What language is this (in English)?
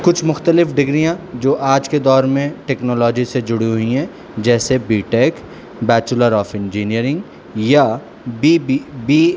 Urdu